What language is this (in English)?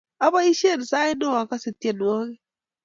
Kalenjin